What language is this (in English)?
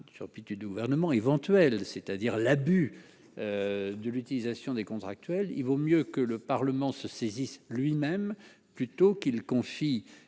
French